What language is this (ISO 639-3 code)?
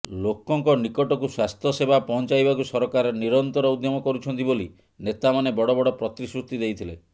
ori